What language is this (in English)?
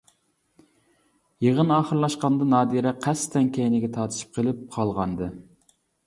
Uyghur